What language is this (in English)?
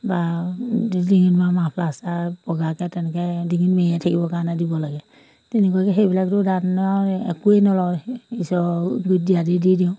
Assamese